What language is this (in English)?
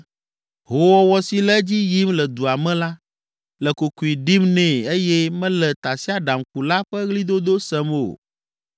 Ewe